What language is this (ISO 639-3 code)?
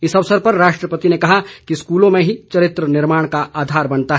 hin